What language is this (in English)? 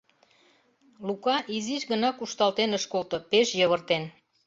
Mari